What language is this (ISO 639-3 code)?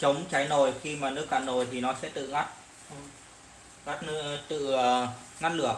vie